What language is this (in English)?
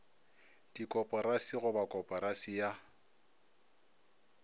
Northern Sotho